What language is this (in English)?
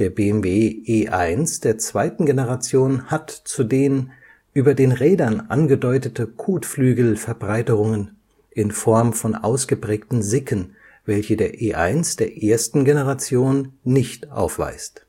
German